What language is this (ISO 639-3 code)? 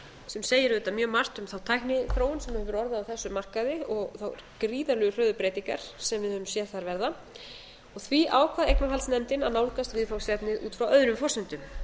isl